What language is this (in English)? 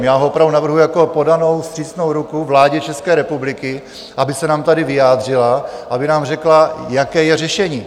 Czech